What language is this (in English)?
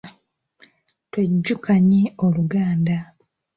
Ganda